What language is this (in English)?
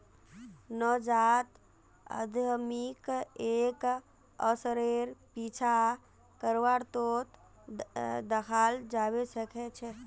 Magahi